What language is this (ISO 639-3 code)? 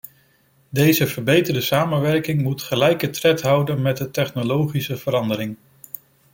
nld